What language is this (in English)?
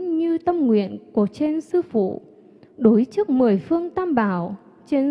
Vietnamese